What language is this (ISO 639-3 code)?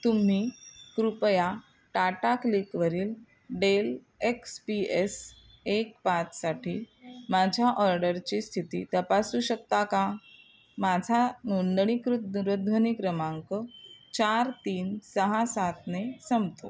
mar